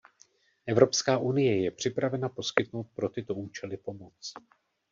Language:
Czech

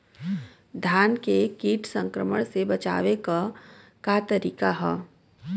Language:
Bhojpuri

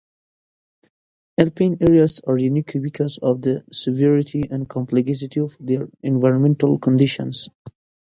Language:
English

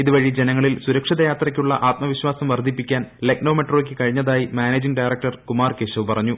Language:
Malayalam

